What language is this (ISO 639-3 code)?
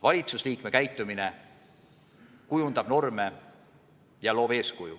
est